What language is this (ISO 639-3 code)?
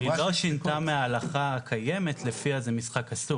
heb